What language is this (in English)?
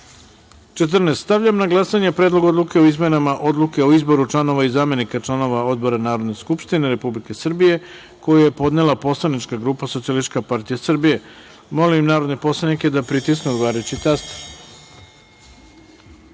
Serbian